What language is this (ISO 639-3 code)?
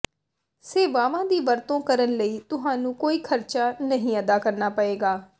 pan